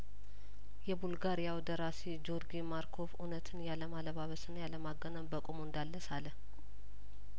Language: Amharic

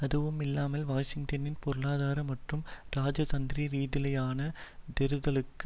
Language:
Tamil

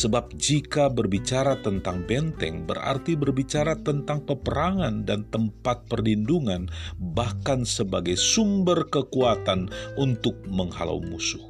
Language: Indonesian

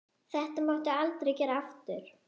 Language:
Icelandic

